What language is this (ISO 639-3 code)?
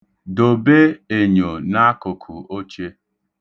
ibo